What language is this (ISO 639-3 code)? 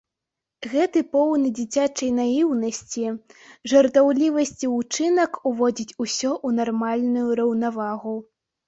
bel